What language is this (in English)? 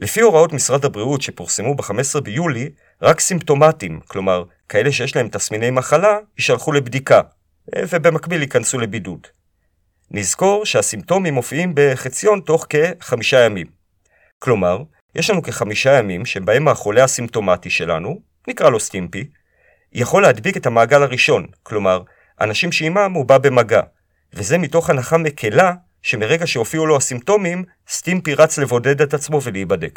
Hebrew